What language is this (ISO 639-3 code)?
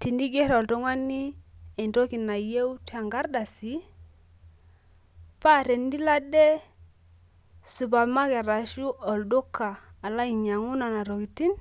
mas